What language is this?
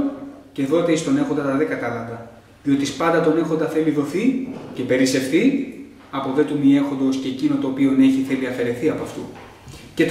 Greek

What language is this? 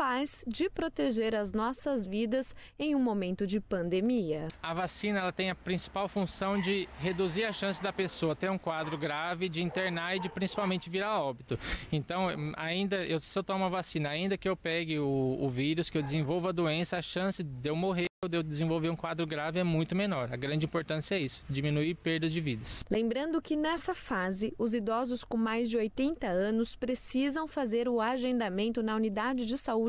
Portuguese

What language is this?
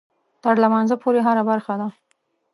Pashto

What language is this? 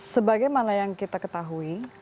Indonesian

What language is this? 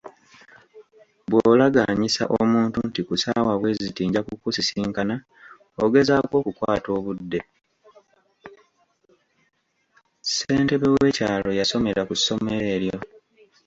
Ganda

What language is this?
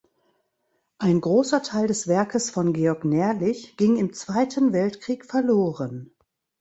German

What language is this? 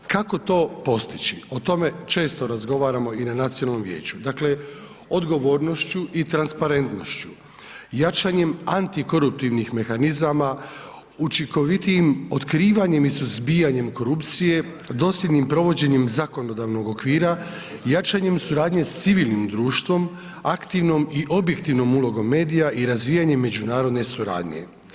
Croatian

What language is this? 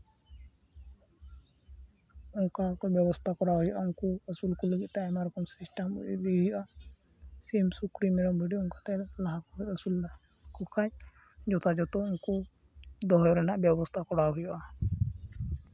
Santali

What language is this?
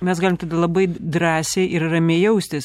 Lithuanian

